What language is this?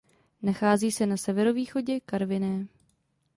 Czech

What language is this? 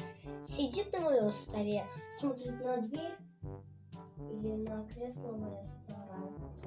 Russian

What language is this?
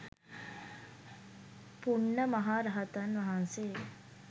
Sinhala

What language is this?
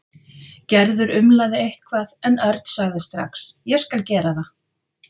Icelandic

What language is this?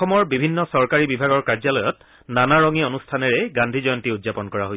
Assamese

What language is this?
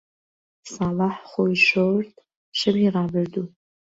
Central Kurdish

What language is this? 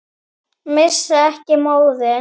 Icelandic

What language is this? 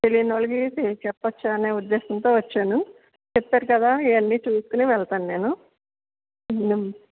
Telugu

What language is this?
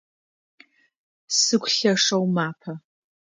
Adyghe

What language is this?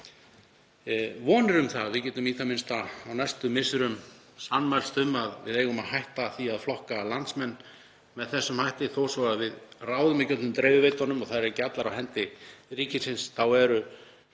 Icelandic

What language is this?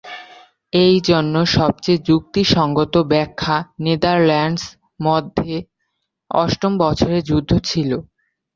Bangla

